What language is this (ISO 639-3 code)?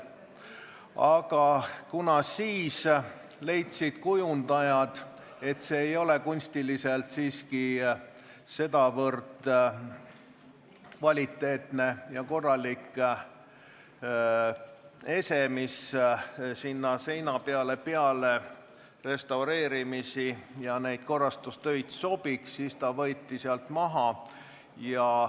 est